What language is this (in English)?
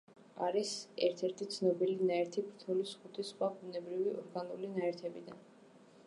Georgian